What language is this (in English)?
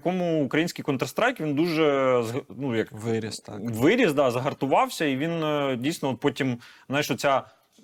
Ukrainian